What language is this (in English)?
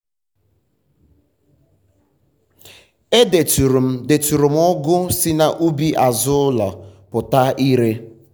Igbo